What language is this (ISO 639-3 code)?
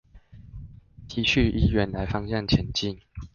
zho